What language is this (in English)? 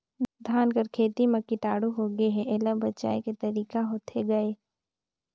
Chhattisgarhi